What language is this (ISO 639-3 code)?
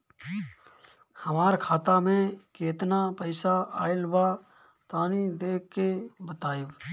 bho